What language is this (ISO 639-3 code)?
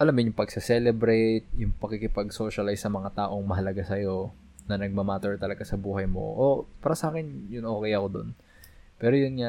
fil